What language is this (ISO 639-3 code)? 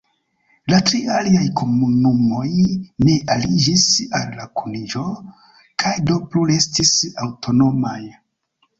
epo